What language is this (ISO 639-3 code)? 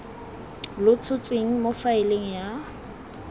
tsn